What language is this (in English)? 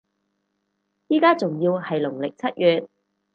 Cantonese